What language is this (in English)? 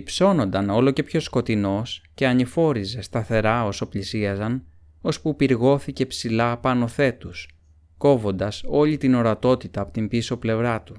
Greek